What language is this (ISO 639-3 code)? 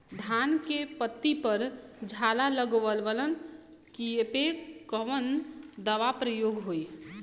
bho